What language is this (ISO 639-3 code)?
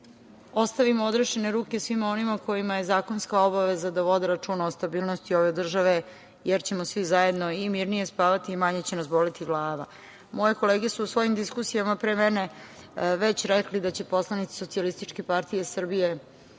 srp